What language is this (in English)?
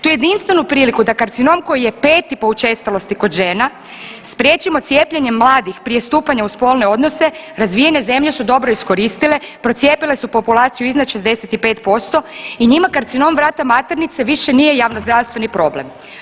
Croatian